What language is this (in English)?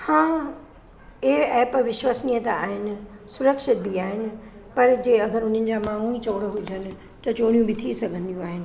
Sindhi